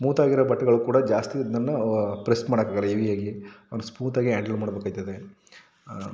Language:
Kannada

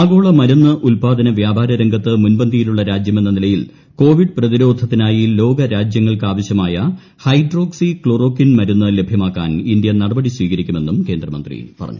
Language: Malayalam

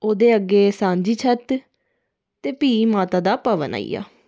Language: Dogri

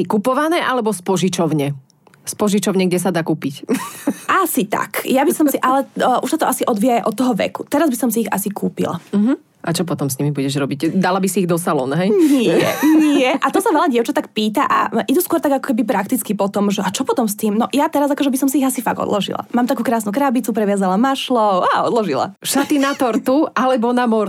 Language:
Slovak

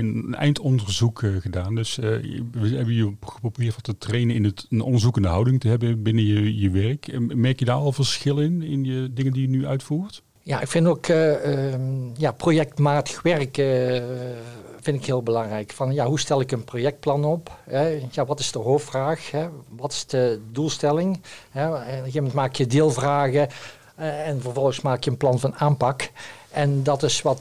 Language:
Dutch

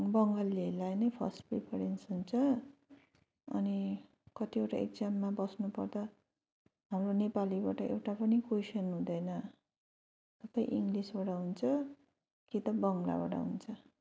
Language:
Nepali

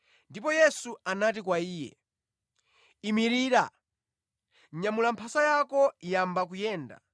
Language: Nyanja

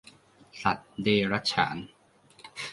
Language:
Thai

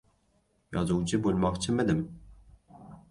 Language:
Uzbek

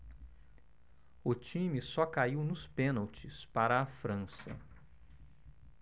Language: Portuguese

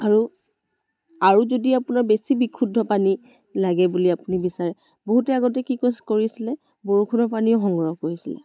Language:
Assamese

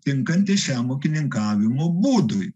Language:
Lithuanian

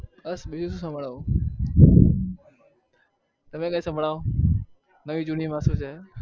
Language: Gujarati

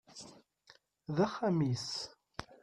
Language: Kabyle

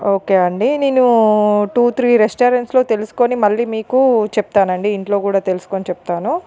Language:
Telugu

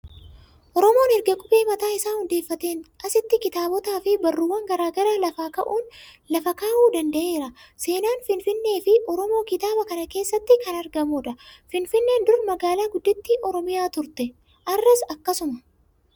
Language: Oromo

